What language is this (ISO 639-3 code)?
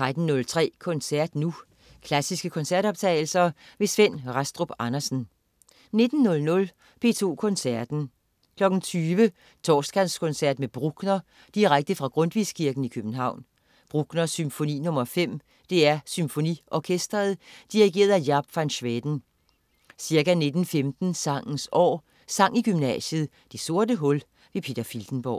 dan